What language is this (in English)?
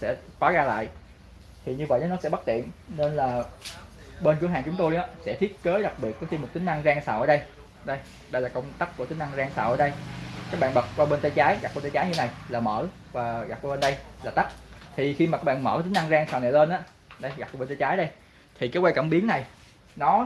Vietnamese